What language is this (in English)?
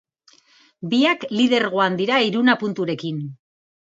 Basque